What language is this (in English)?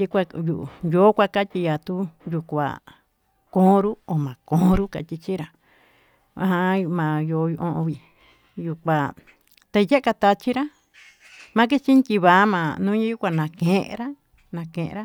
Tututepec Mixtec